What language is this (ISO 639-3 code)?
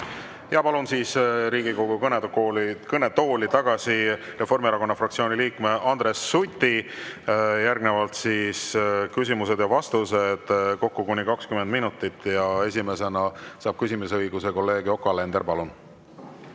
est